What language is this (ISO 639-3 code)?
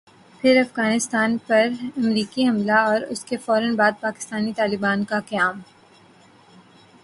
urd